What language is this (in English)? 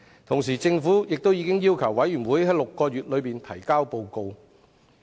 Cantonese